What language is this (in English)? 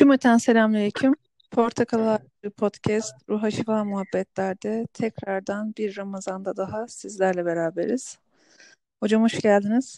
Turkish